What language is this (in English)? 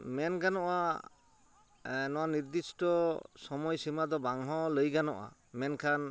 Santali